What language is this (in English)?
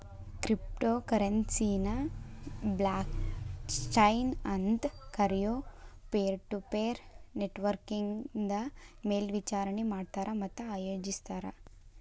Kannada